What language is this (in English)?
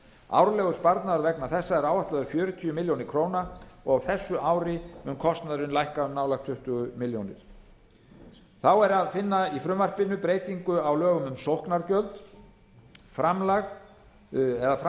Icelandic